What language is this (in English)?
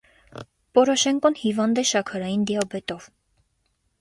Armenian